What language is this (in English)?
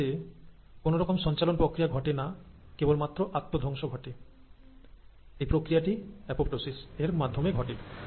Bangla